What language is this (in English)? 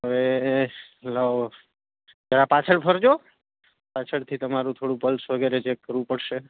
Gujarati